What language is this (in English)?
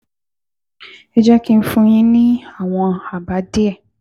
Yoruba